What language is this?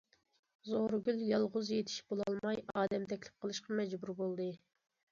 Uyghur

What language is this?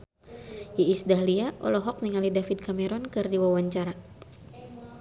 Sundanese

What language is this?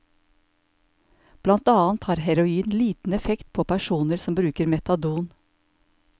Norwegian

